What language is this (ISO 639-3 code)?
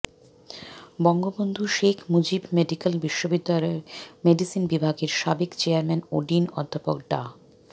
ben